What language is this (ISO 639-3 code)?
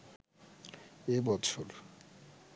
ben